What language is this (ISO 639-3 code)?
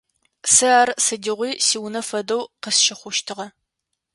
ady